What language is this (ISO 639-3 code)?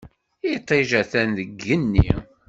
kab